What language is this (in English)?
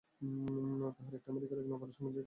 Bangla